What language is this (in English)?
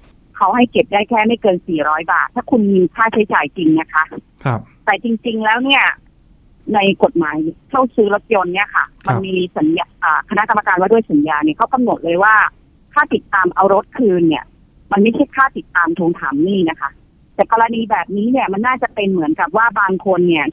Thai